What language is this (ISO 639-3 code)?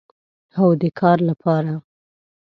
pus